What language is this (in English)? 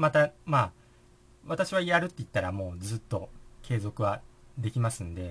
Japanese